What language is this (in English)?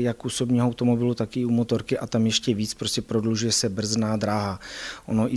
Czech